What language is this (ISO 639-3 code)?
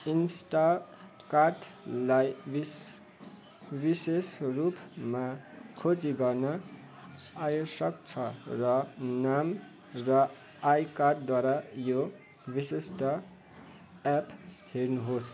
nep